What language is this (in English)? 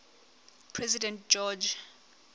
Southern Sotho